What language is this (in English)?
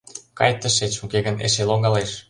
Mari